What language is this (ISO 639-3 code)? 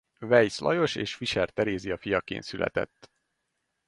hun